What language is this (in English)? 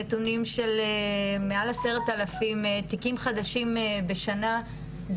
Hebrew